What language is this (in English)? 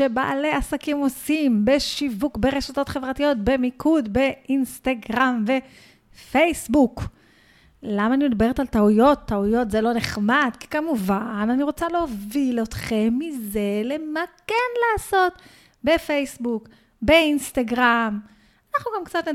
Hebrew